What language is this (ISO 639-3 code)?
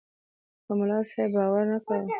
pus